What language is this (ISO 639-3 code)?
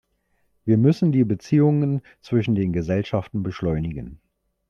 deu